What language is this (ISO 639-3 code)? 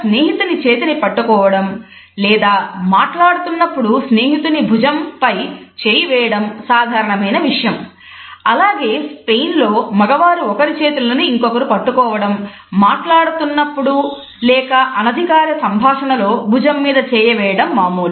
tel